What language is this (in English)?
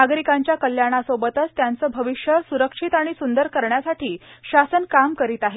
Marathi